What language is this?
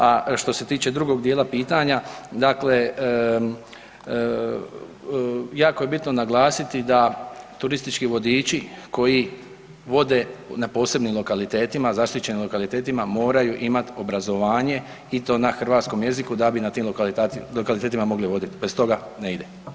Croatian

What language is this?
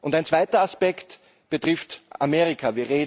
German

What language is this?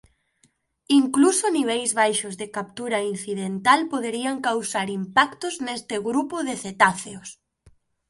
Galician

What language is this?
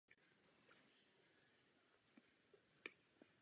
Czech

